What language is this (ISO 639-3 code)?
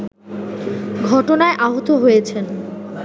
ben